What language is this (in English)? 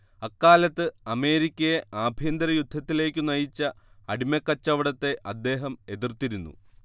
Malayalam